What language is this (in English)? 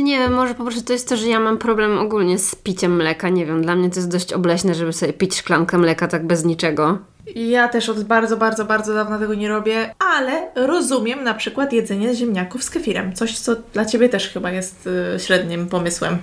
Polish